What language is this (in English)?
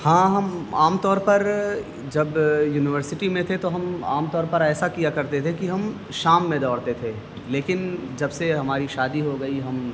Urdu